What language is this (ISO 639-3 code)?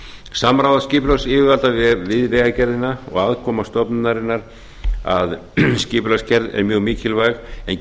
isl